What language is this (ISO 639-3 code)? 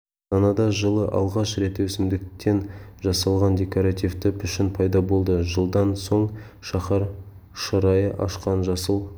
kaz